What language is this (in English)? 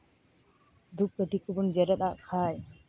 Santali